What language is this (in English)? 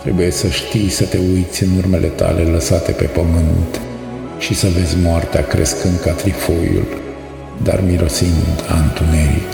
Romanian